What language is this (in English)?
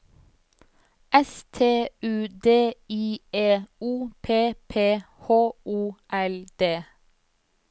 Norwegian